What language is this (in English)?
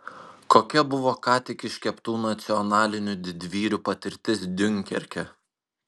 Lithuanian